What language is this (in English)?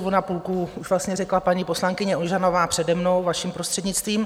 Czech